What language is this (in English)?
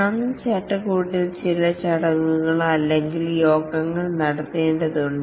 Malayalam